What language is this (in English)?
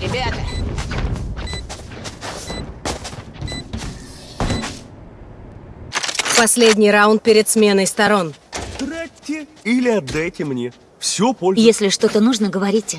Russian